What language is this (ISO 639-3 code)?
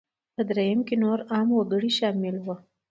pus